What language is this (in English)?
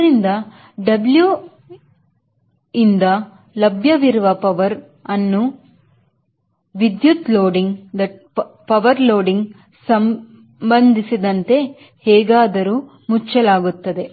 Kannada